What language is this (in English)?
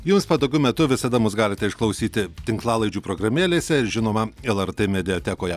Lithuanian